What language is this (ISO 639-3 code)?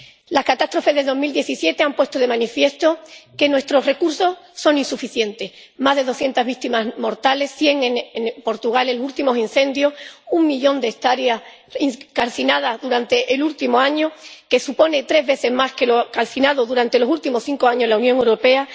spa